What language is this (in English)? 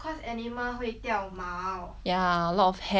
English